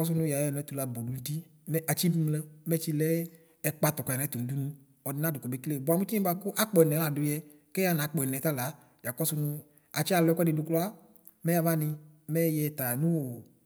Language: Ikposo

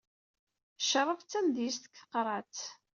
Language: Kabyle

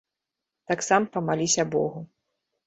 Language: Belarusian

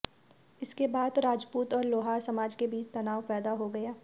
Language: Hindi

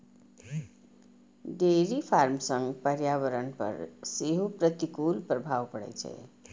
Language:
Maithili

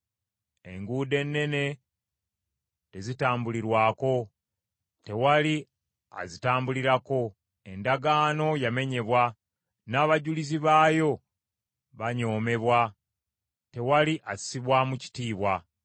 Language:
Ganda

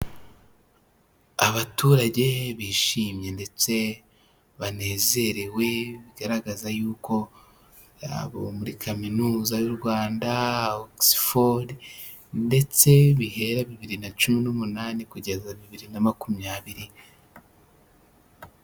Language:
Kinyarwanda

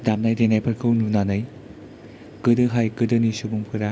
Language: Bodo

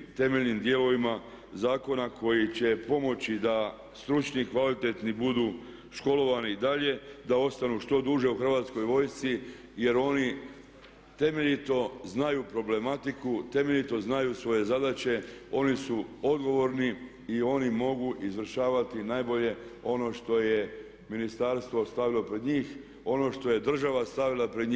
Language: Croatian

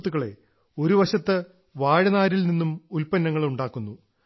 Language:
Malayalam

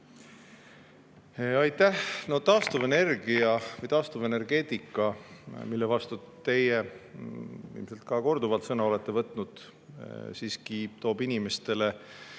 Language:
Estonian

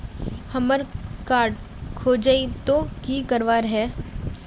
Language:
Magahi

